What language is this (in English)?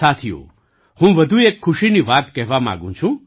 Gujarati